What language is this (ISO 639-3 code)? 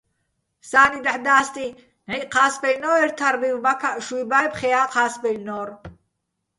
bbl